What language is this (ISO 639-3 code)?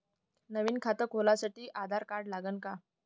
mar